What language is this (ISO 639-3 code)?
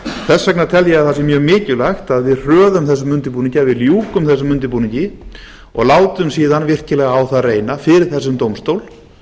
isl